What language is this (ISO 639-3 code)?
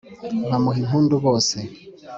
kin